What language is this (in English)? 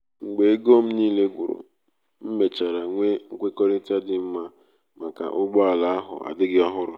Igbo